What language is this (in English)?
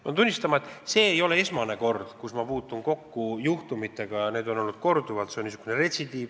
Estonian